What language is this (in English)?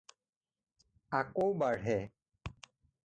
Assamese